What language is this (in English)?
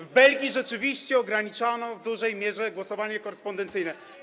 Polish